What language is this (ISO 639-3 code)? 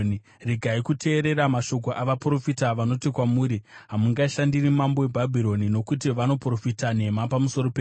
sna